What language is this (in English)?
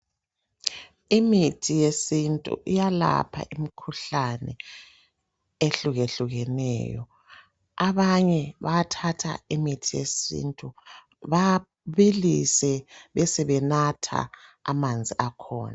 North Ndebele